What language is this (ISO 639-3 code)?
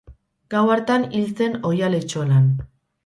eus